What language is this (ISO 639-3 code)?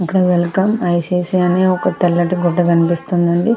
tel